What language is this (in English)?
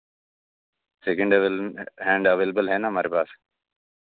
Hindi